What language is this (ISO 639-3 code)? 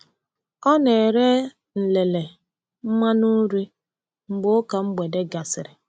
ibo